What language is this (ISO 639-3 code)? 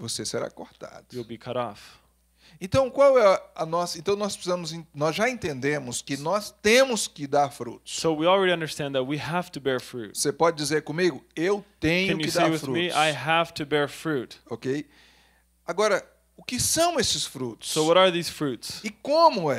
por